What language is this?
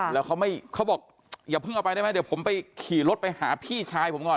Thai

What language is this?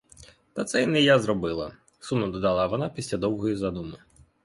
Ukrainian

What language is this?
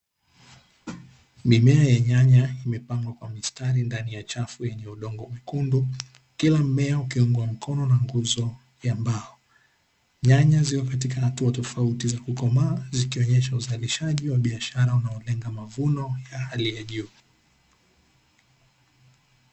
Swahili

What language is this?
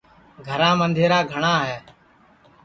Sansi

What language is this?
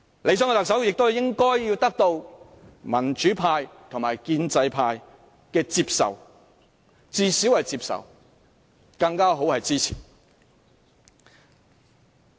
Cantonese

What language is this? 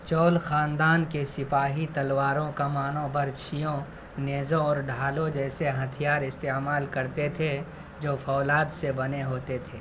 Urdu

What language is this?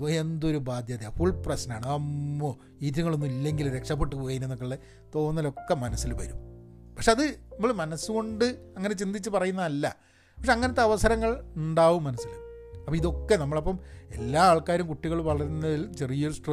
Malayalam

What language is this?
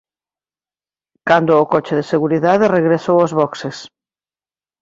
Galician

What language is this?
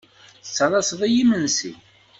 Kabyle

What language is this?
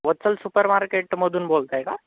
Marathi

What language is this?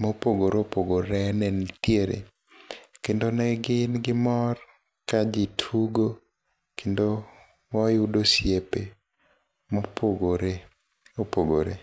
Luo (Kenya and Tanzania)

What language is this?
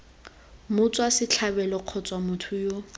Tswana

